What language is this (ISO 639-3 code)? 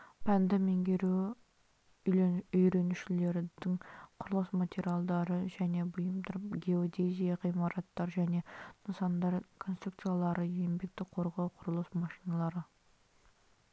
kaz